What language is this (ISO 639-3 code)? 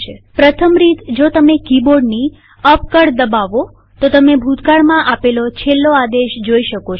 guj